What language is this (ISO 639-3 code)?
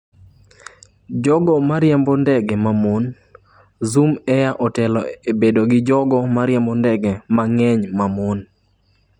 luo